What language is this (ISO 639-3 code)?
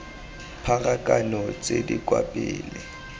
tsn